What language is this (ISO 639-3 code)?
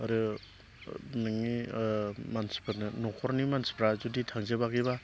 brx